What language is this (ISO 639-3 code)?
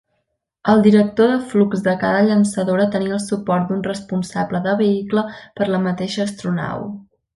cat